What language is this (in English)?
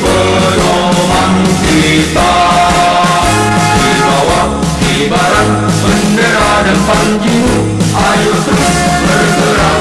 Indonesian